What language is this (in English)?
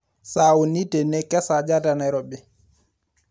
Masai